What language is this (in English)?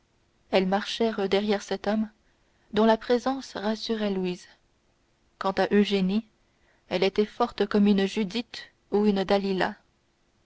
French